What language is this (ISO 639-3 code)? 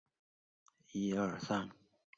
zho